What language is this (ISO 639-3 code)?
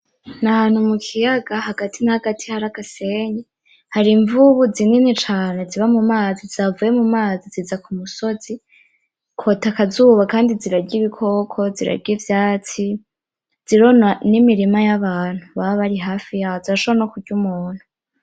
run